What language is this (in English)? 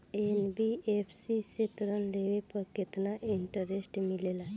Bhojpuri